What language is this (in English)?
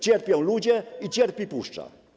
Polish